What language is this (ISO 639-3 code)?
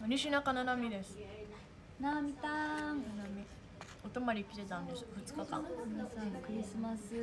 jpn